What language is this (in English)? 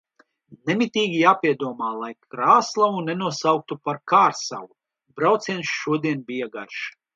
Latvian